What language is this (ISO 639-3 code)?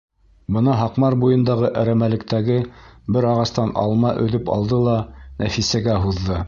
bak